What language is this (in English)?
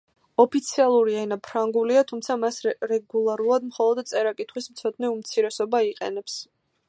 Georgian